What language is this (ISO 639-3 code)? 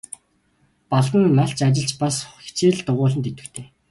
mon